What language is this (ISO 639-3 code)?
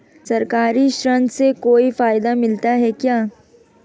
hin